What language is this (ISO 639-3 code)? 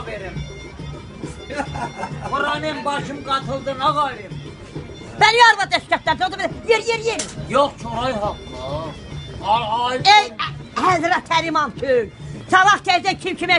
ell